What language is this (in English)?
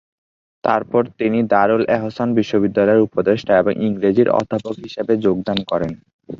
Bangla